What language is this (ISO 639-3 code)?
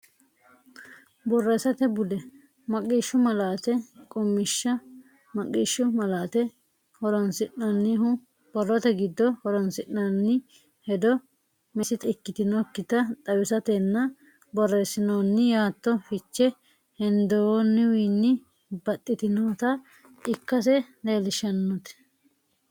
sid